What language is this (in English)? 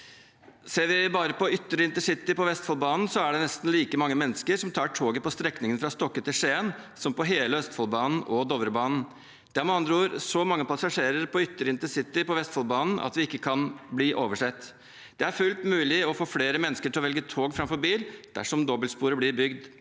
Norwegian